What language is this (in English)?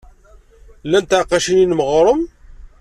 Kabyle